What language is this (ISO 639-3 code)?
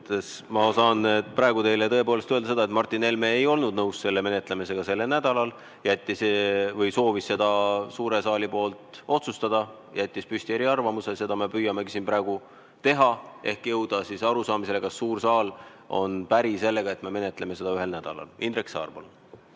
est